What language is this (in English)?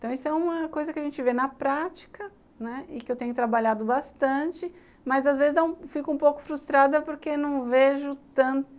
Portuguese